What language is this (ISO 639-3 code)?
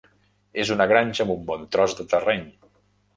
cat